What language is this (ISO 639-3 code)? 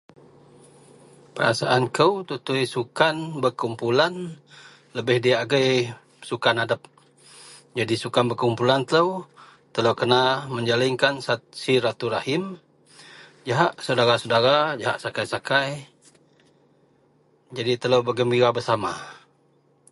mel